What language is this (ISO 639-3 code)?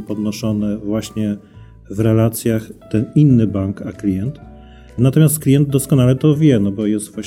pol